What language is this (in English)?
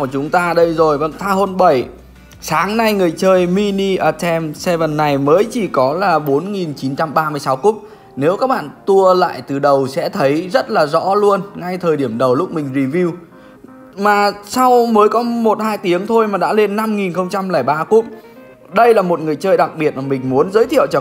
Vietnamese